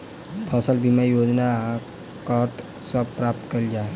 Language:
Maithili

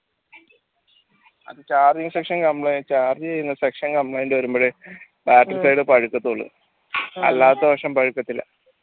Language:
Malayalam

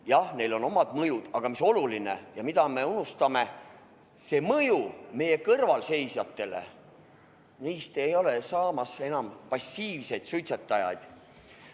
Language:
Estonian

